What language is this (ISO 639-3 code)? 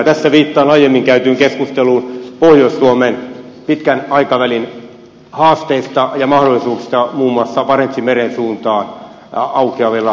fin